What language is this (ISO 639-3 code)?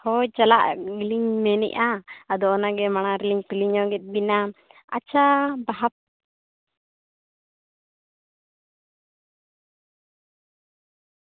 sat